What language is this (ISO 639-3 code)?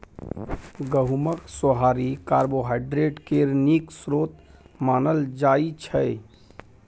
mai